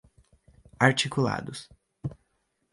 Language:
Portuguese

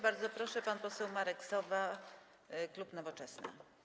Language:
Polish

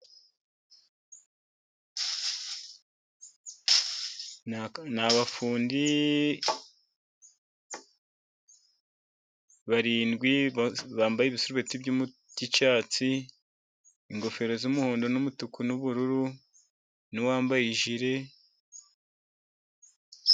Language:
Kinyarwanda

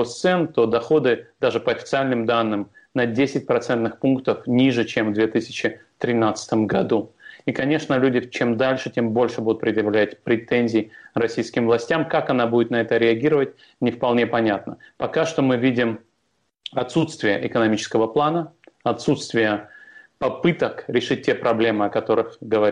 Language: Russian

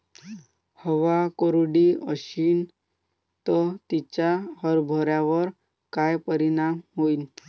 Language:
Marathi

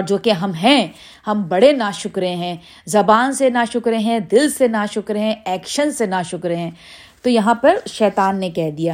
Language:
Urdu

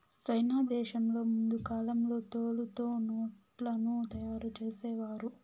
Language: Telugu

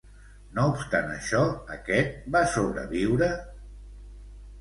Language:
Catalan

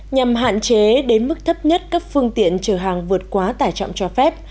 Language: Vietnamese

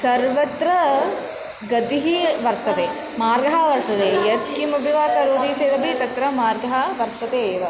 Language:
Sanskrit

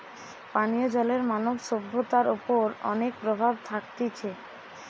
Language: Bangla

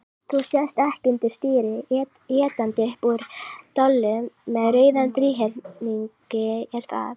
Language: Icelandic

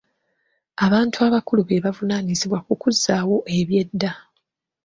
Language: Ganda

